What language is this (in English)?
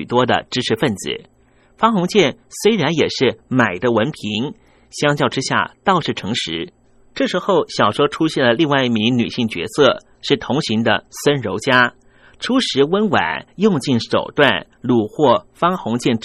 Chinese